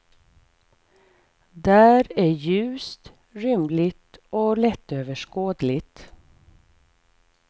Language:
Swedish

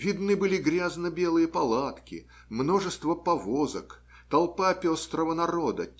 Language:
Russian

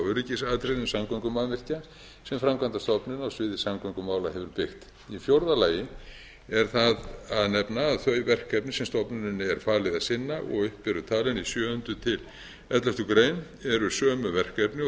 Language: Icelandic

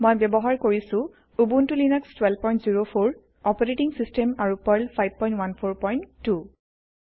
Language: Assamese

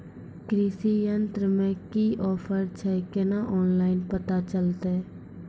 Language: Maithili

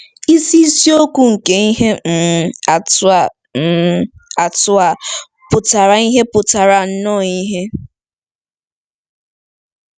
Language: Igbo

